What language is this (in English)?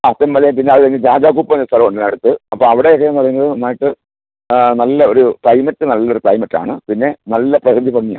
Malayalam